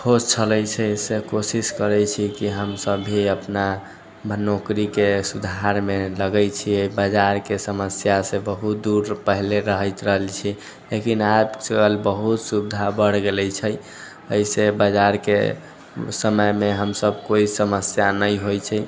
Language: Maithili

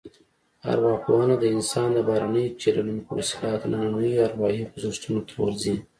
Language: Pashto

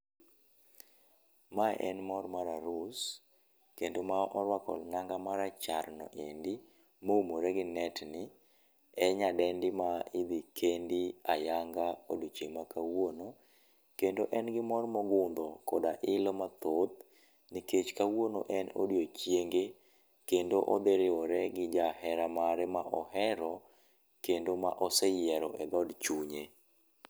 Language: Luo (Kenya and Tanzania)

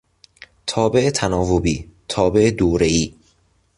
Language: Persian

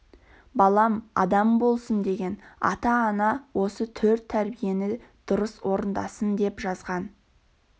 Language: Kazakh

